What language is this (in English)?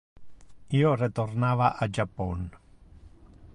Interlingua